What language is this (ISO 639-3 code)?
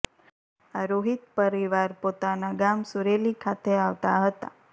guj